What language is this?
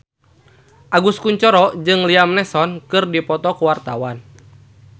Sundanese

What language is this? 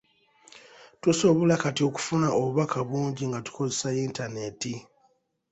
Ganda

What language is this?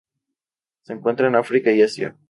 Spanish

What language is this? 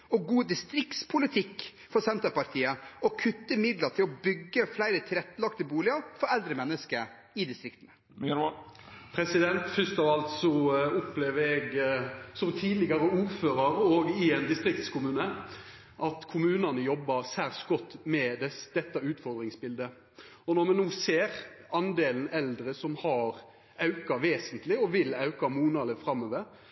Norwegian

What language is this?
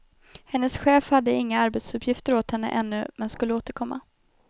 Swedish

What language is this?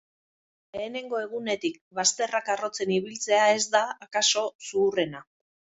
Basque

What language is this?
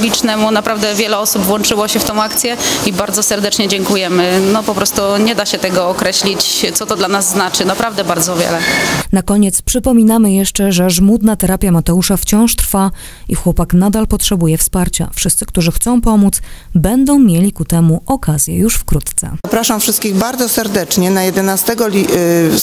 Polish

